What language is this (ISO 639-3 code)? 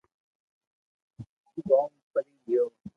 lrk